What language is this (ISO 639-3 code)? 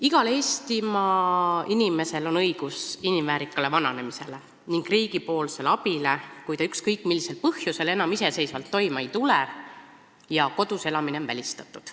est